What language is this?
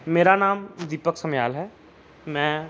Punjabi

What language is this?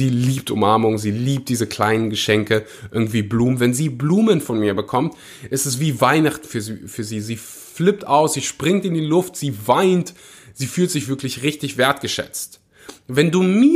German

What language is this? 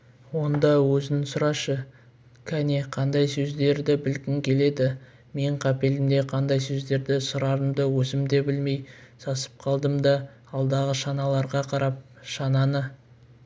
Kazakh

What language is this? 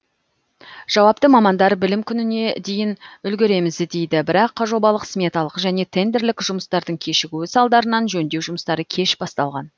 Kazakh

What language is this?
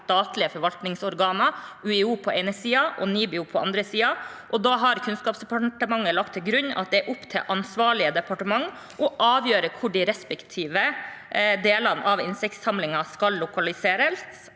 Norwegian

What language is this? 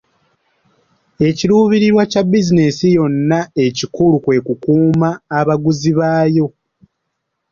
Ganda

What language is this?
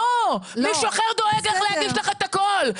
Hebrew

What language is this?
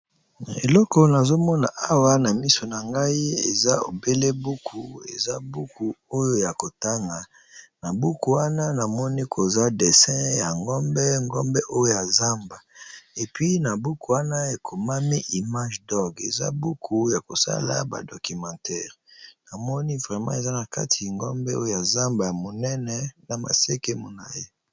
Lingala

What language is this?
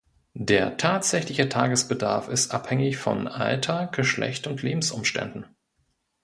German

